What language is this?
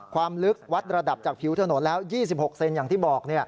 Thai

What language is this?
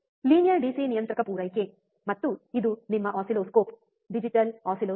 Kannada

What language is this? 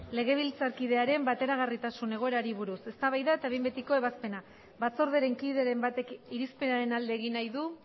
Basque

